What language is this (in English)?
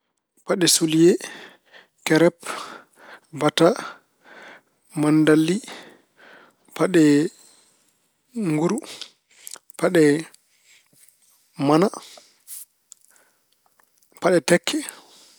Fula